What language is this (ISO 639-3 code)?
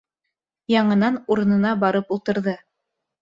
bak